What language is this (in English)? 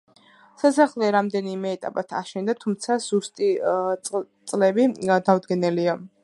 Georgian